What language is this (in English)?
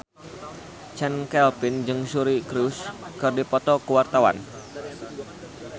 Sundanese